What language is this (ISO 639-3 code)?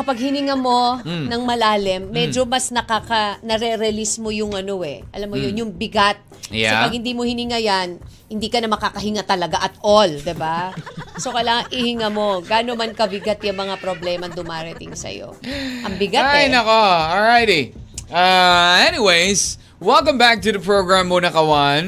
fil